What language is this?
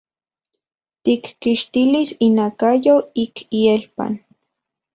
Central Puebla Nahuatl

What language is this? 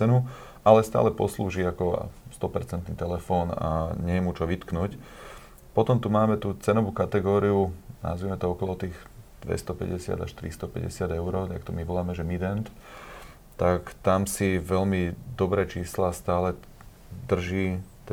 Slovak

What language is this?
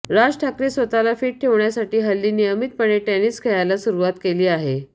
Marathi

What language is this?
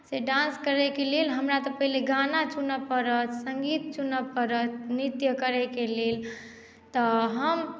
Maithili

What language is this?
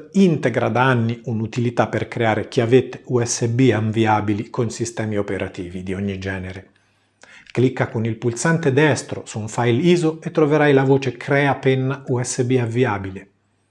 Italian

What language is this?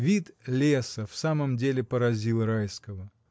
Russian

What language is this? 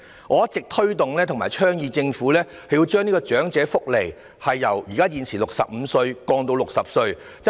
Cantonese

